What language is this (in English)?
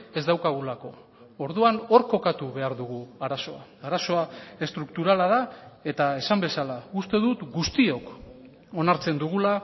Basque